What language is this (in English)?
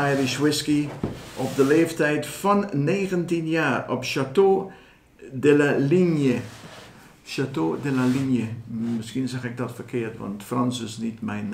Dutch